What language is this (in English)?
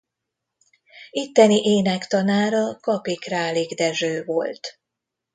Hungarian